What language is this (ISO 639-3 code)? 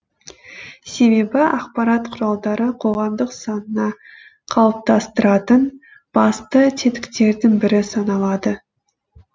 kaz